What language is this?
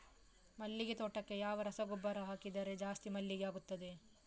Kannada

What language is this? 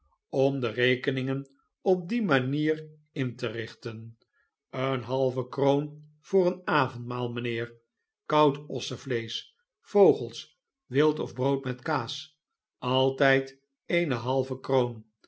Dutch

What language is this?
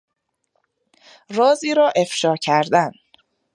Persian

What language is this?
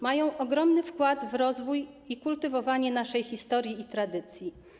Polish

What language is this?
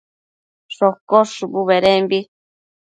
Matsés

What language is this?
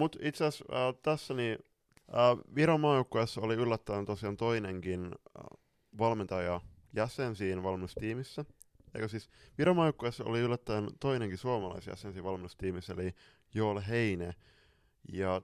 Finnish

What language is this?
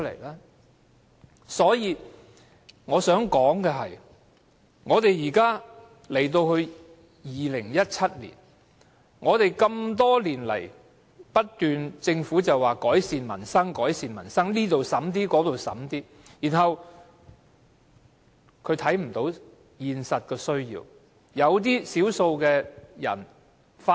Cantonese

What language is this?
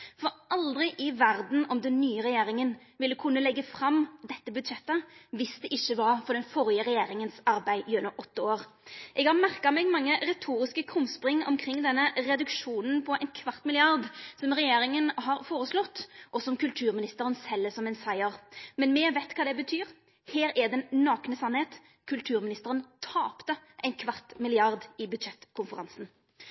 Norwegian Nynorsk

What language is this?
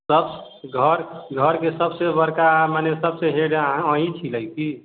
Maithili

